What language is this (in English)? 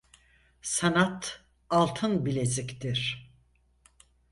Turkish